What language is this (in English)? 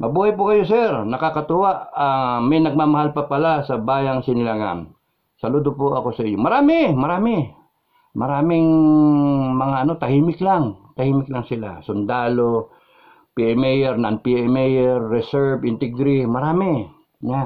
Filipino